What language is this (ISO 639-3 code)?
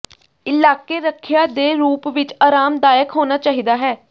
pan